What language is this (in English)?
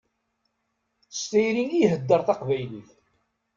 Kabyle